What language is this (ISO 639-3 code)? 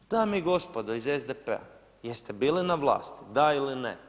hrv